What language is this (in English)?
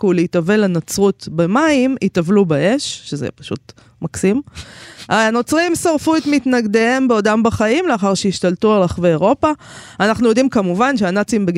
Hebrew